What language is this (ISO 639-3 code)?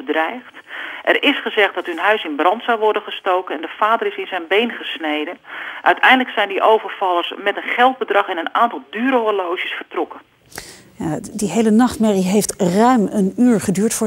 nld